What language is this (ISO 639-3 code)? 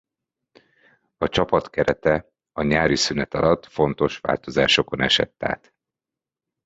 hun